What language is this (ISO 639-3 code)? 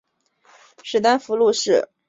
zho